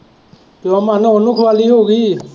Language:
Punjabi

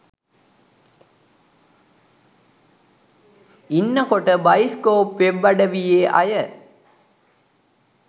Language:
Sinhala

